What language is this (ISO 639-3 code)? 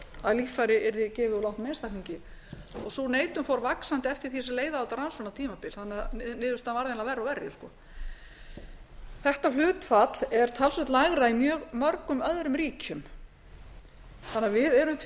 isl